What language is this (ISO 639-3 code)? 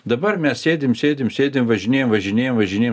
lit